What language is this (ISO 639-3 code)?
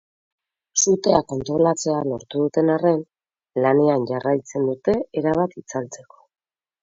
eus